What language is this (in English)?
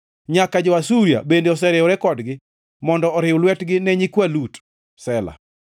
Luo (Kenya and Tanzania)